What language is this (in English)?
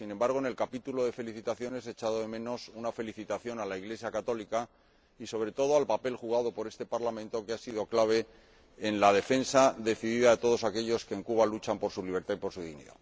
Spanish